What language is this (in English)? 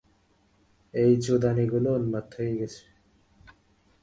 Bangla